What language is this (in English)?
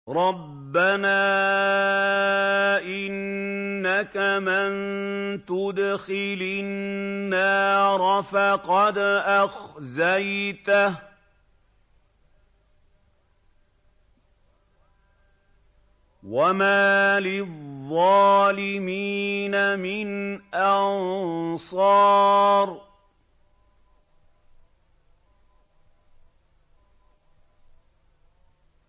Arabic